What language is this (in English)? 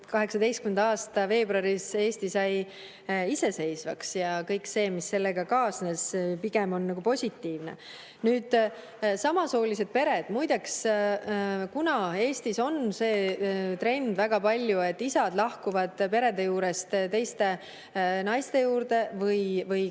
Estonian